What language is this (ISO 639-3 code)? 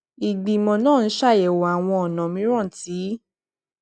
yor